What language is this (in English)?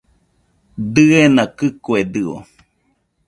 Nüpode Huitoto